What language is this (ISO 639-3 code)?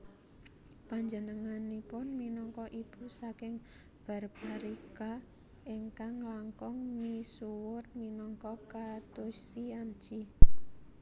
jav